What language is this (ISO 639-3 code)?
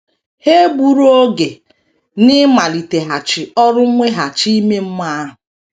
ibo